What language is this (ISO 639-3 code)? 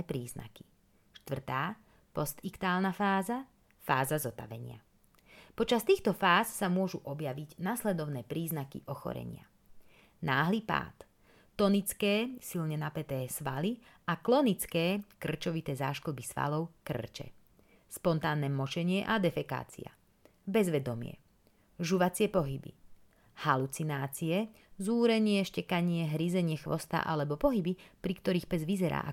slk